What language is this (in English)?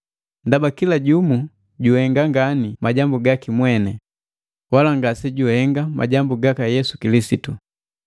Matengo